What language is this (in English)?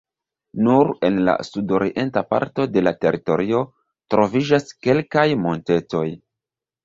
Esperanto